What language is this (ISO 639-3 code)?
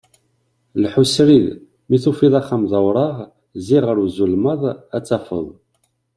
kab